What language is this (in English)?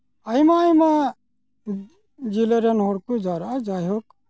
Santali